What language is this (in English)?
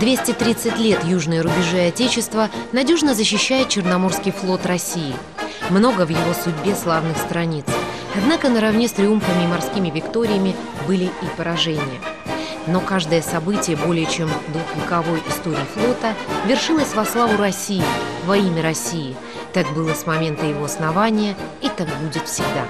Russian